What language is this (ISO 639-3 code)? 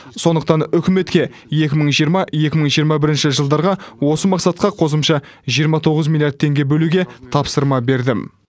kaz